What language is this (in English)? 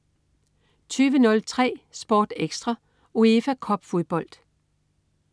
Danish